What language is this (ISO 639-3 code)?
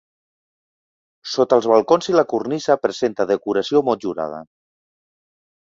cat